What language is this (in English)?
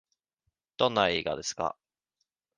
Japanese